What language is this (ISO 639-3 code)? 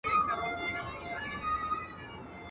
pus